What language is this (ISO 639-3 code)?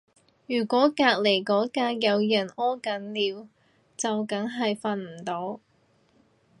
yue